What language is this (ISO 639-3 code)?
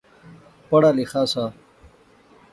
phr